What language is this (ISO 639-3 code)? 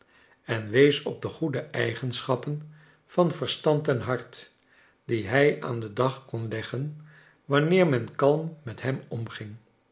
nld